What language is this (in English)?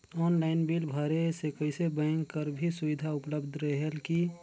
Chhattisgarhi